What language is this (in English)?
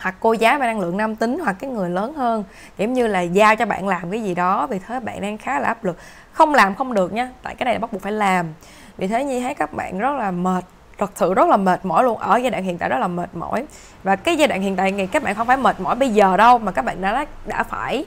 Vietnamese